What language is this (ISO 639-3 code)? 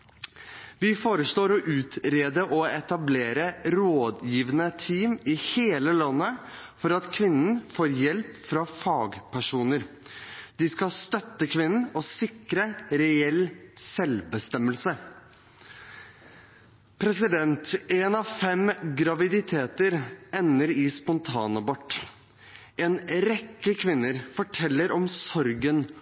nob